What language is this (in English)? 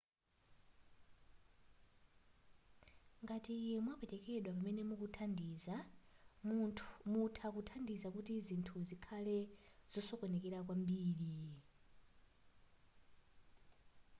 Nyanja